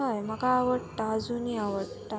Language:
Konkani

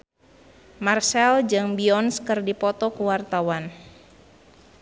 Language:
Sundanese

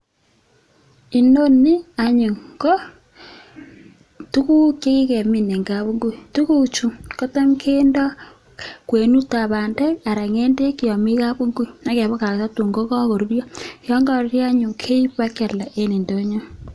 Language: Kalenjin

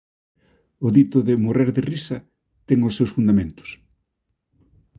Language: Galician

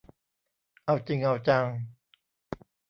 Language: Thai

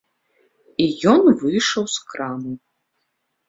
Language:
Belarusian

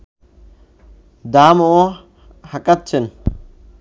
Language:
Bangla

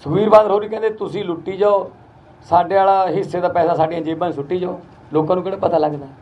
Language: Hindi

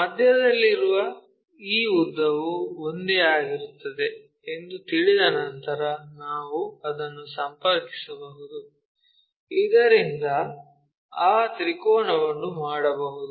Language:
Kannada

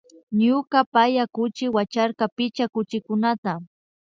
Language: Imbabura Highland Quichua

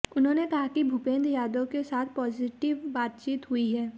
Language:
Hindi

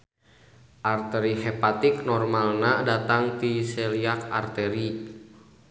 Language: Sundanese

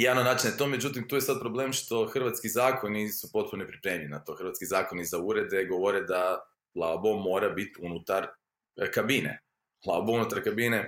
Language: Croatian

